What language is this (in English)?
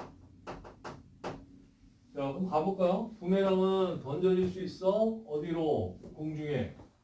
Korean